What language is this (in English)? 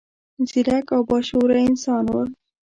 Pashto